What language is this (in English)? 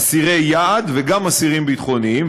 Hebrew